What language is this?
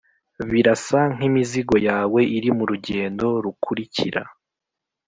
Kinyarwanda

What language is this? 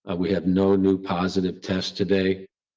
English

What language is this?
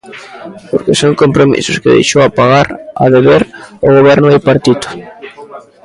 Galician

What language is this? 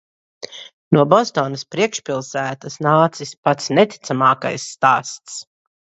Latvian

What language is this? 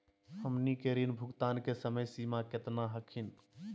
Magahi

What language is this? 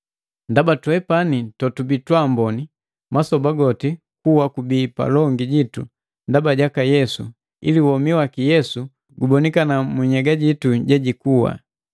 Matengo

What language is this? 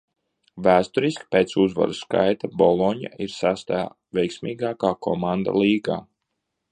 Latvian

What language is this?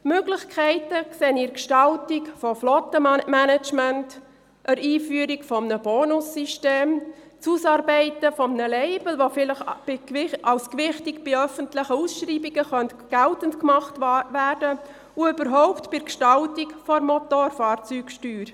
Swiss German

